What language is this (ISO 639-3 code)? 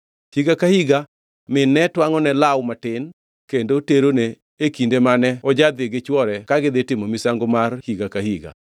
luo